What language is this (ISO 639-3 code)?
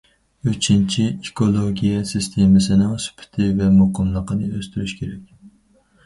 uig